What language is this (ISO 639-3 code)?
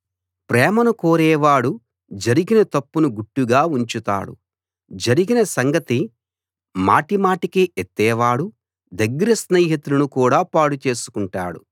tel